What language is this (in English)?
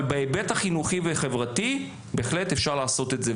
Hebrew